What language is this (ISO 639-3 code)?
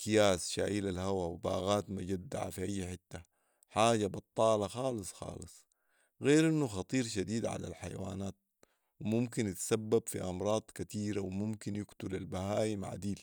apd